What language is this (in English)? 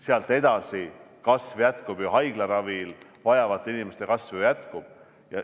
Estonian